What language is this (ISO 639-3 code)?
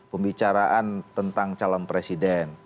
ind